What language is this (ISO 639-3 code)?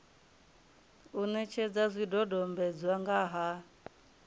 ven